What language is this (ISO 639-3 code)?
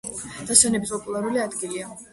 kat